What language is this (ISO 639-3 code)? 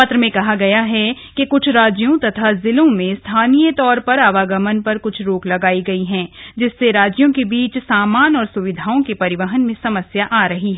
hin